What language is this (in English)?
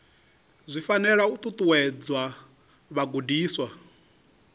Venda